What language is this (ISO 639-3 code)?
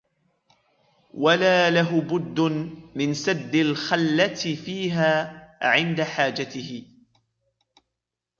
ara